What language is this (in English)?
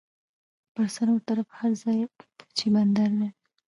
Pashto